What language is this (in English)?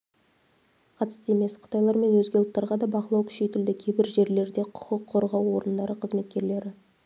Kazakh